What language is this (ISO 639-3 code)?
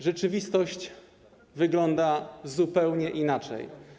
pol